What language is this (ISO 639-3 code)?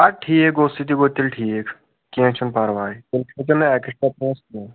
kas